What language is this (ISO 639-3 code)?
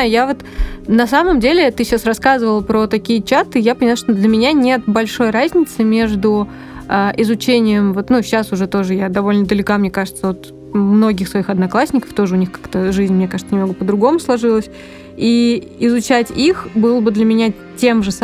rus